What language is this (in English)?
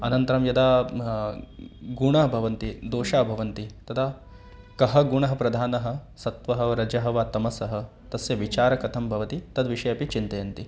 Sanskrit